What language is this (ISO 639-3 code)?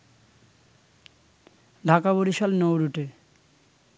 ben